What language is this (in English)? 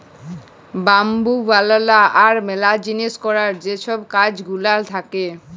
Bangla